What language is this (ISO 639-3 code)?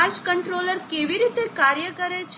guj